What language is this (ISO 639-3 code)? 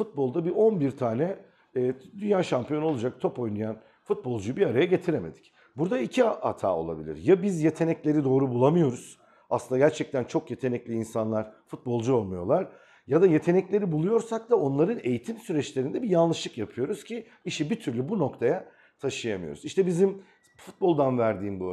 tur